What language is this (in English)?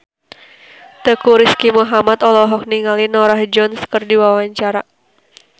Sundanese